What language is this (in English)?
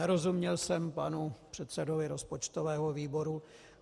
Czech